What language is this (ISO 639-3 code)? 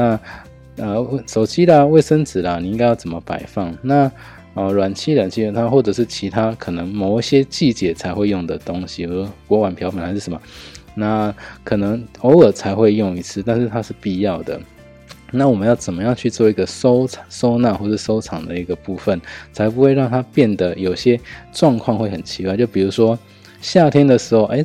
zho